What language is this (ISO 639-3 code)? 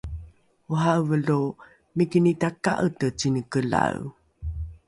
dru